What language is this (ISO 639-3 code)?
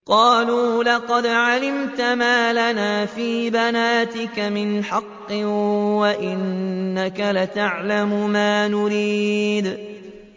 ara